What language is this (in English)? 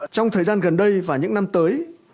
Vietnamese